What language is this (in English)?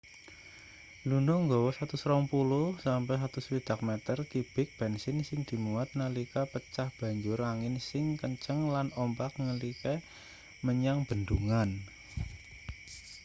Javanese